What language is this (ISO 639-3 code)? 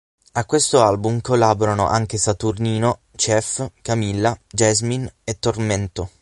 ita